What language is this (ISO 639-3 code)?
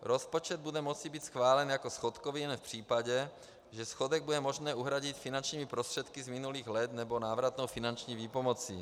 ces